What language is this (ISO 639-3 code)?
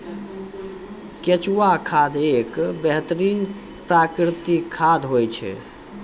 mai